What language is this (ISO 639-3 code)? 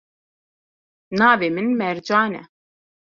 kur